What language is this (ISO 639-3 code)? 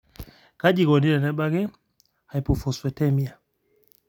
mas